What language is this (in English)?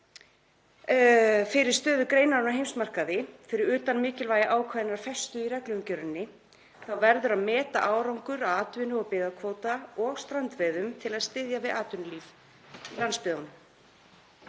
Icelandic